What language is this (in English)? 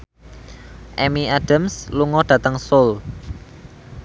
Javanese